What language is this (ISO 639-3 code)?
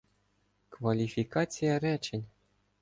ukr